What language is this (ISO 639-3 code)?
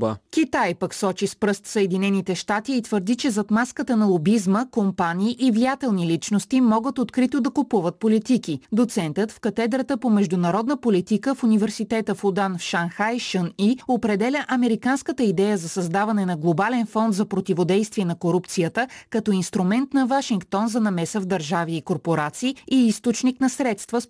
bul